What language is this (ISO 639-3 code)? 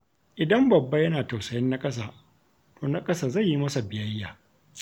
hau